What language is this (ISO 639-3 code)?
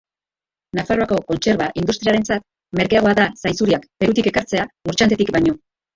eus